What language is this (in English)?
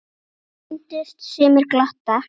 Icelandic